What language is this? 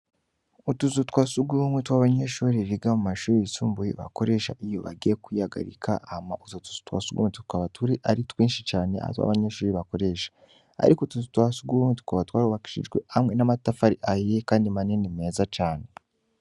Rundi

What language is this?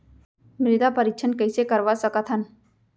Chhattisgarhi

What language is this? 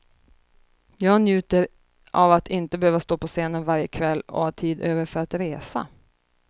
Swedish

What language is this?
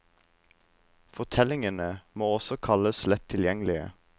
Norwegian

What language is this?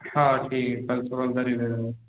Bangla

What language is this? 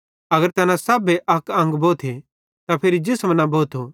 Bhadrawahi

